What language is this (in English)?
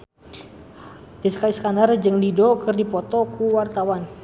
Sundanese